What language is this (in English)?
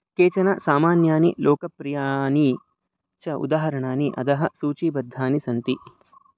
Sanskrit